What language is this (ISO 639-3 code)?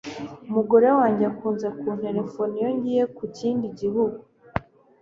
kin